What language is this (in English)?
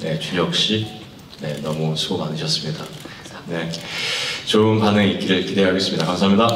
Korean